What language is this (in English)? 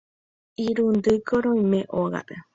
Guarani